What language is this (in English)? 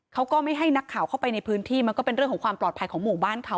Thai